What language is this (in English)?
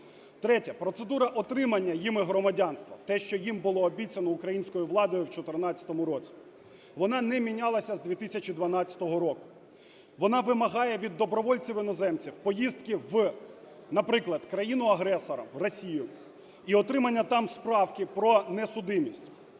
Ukrainian